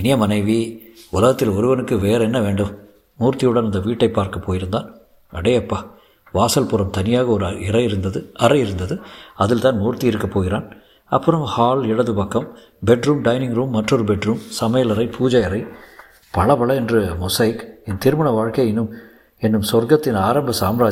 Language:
Tamil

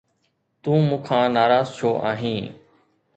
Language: Sindhi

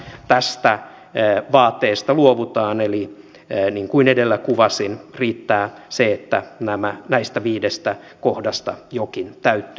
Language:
Finnish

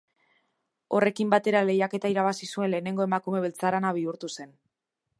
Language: Basque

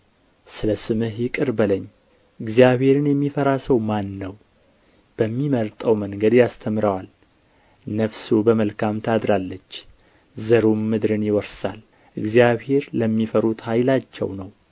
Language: Amharic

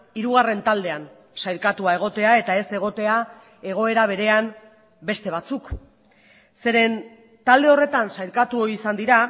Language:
Basque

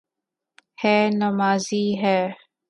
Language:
Urdu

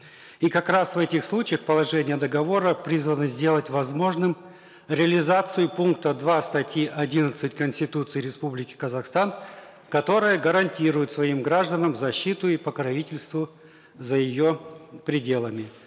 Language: Kazakh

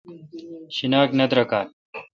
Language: Kalkoti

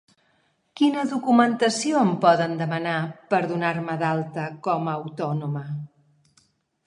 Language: Catalan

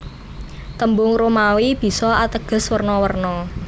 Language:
Javanese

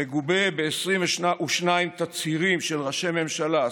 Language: Hebrew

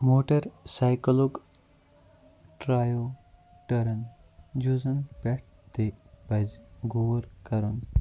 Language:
Kashmiri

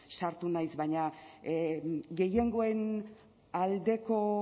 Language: Basque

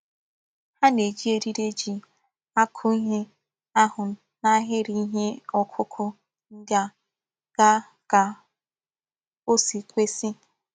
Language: Igbo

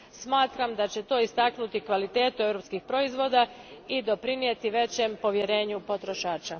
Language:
Croatian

